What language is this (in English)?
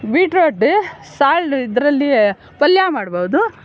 Kannada